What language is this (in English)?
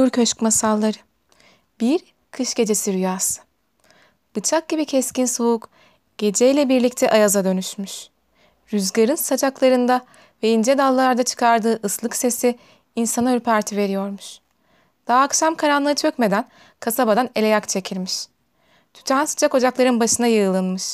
Turkish